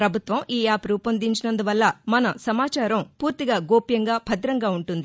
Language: Telugu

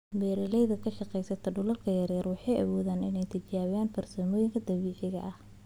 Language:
Somali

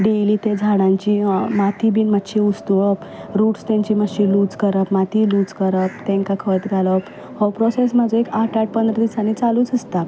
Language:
Konkani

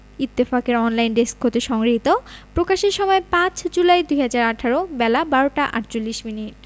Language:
Bangla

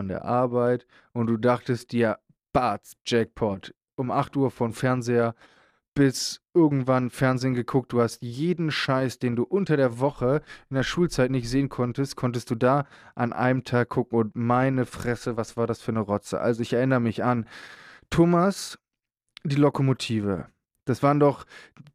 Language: German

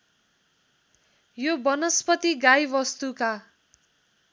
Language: Nepali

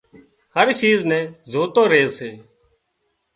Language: Wadiyara Koli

